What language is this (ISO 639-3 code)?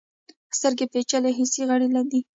pus